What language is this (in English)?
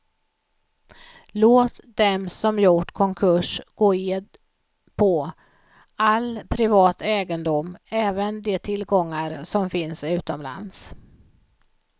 Swedish